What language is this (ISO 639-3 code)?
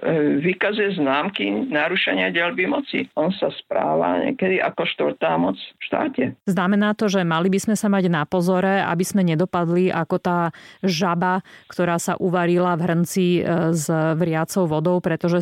slk